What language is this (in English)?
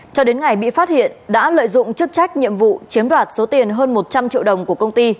Vietnamese